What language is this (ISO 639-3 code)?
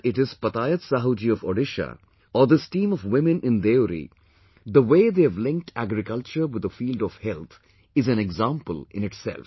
eng